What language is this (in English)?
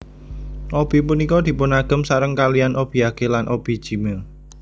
Javanese